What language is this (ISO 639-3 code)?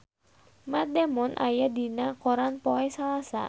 sun